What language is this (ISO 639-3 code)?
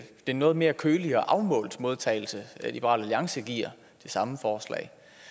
dan